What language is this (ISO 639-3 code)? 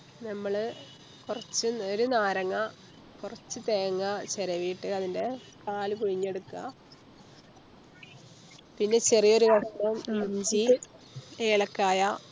mal